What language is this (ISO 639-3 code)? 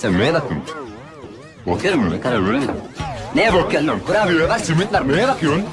spa